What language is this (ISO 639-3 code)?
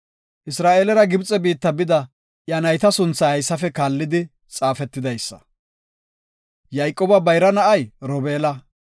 gof